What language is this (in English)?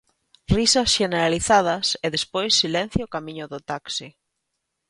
Galician